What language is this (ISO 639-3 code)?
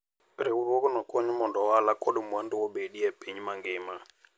luo